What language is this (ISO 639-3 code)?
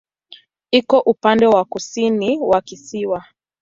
swa